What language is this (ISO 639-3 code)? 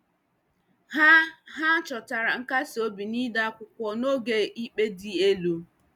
ibo